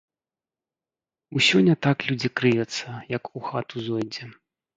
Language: Belarusian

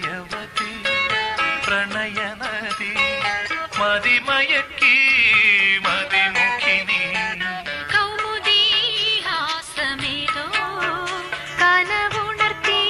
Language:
Malayalam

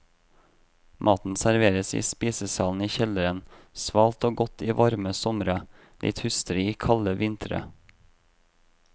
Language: Norwegian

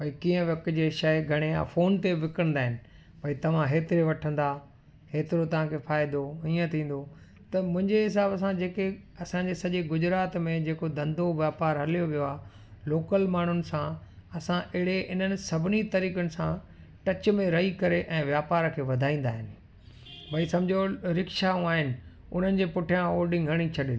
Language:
Sindhi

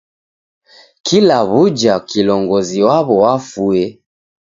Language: Taita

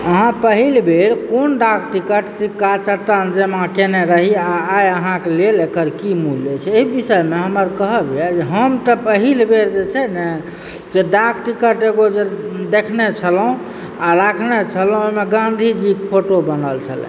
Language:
Maithili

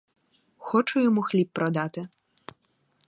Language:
Ukrainian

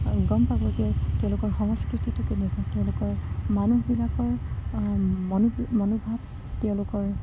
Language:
Assamese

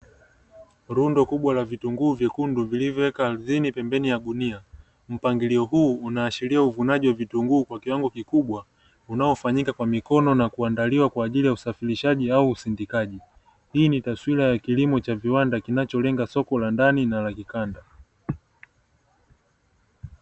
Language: Swahili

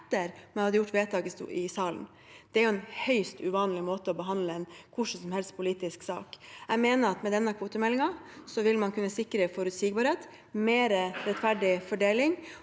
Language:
Norwegian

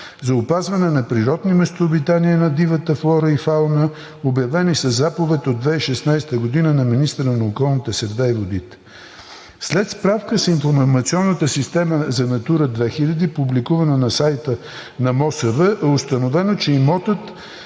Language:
Bulgarian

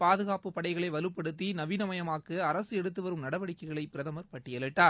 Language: Tamil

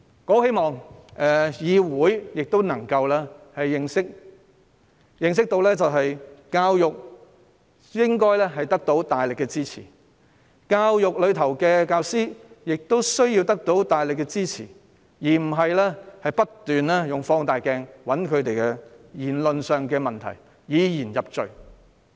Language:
Cantonese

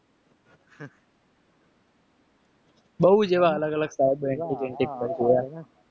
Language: Gujarati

